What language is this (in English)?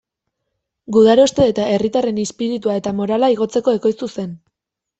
Basque